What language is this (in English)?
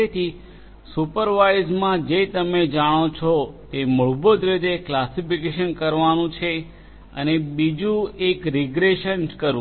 Gujarati